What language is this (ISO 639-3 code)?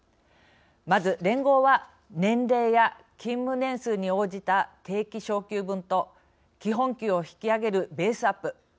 jpn